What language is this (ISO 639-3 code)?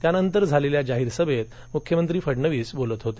mar